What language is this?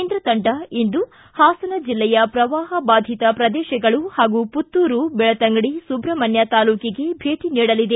Kannada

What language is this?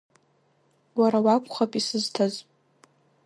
Abkhazian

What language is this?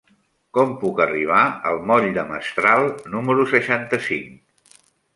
Catalan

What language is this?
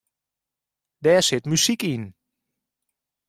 Western Frisian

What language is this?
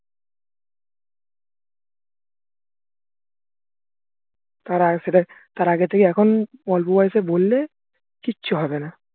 Bangla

